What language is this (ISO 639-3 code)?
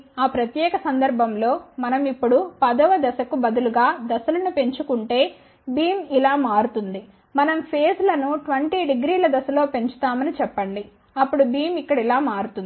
tel